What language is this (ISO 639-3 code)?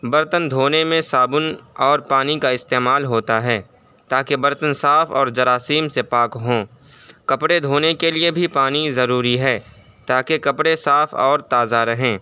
urd